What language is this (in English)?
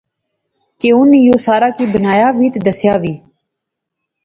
Pahari-Potwari